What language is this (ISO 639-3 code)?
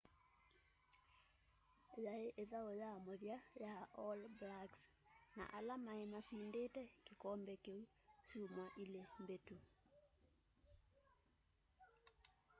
kam